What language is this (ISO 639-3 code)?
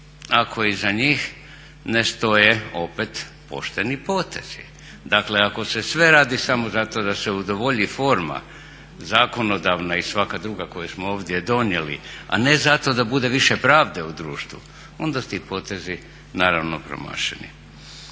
hrv